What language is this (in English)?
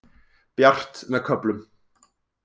Icelandic